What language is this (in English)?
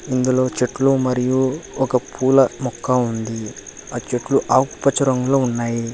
Telugu